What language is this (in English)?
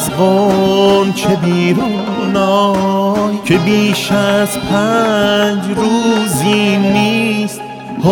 Persian